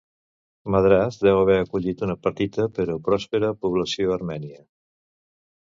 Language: Catalan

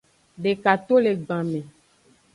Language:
Aja (Benin)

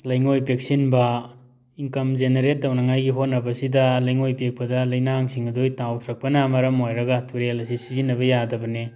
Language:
Manipuri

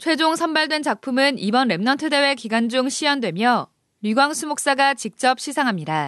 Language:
Korean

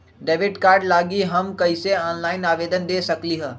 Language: Magahi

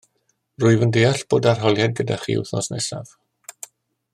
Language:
Welsh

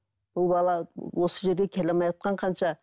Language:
Kazakh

